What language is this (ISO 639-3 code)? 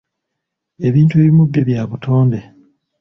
lug